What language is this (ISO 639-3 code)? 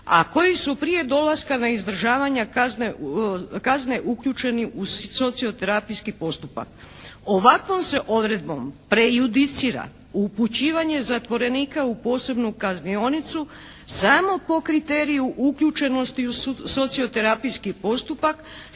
hrv